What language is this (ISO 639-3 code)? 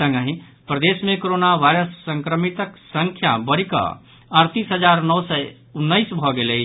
mai